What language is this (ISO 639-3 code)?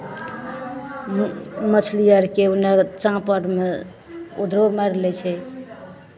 mai